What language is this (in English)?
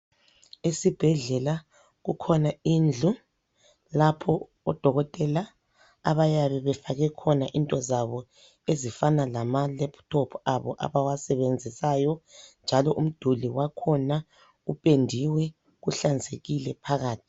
North Ndebele